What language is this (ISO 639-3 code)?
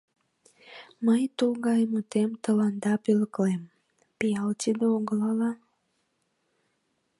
chm